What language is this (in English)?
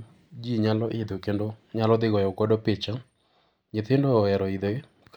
Luo (Kenya and Tanzania)